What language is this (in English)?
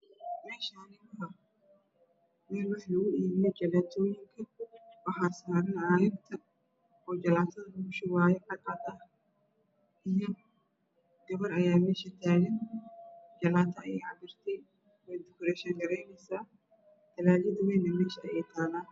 Somali